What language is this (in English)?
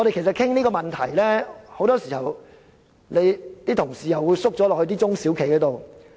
Cantonese